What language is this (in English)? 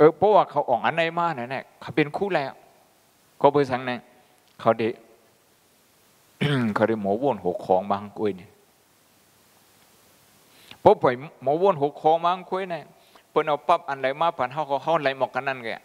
Thai